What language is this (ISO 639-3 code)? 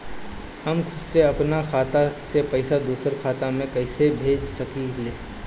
bho